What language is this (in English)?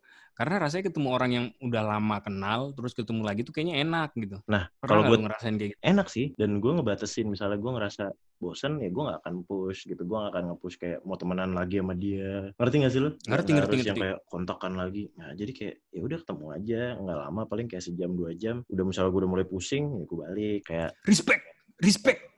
Indonesian